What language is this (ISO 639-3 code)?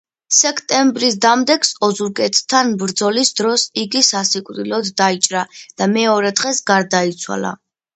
kat